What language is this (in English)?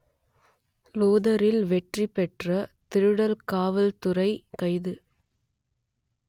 Tamil